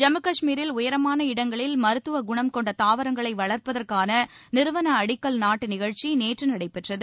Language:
Tamil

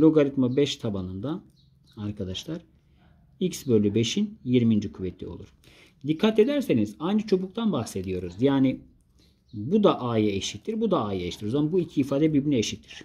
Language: Turkish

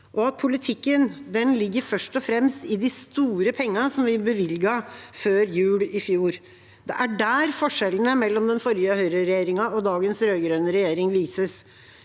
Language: Norwegian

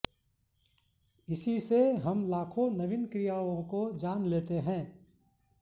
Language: Sanskrit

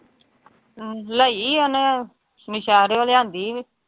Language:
Punjabi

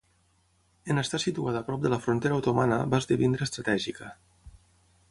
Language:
Catalan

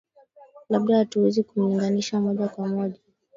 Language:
Swahili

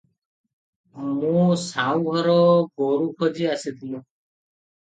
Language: Odia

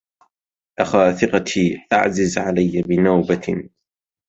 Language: Arabic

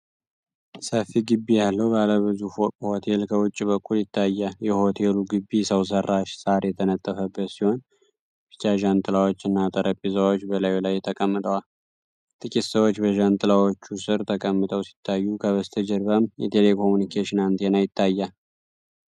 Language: Amharic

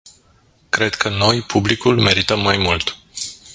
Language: Romanian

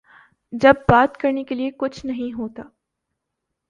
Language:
Urdu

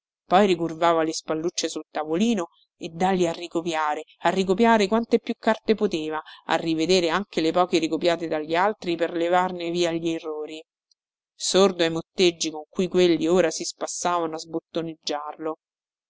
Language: Italian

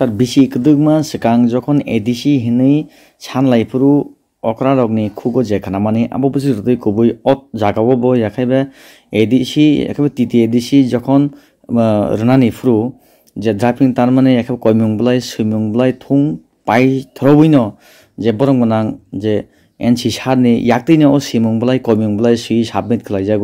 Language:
Indonesian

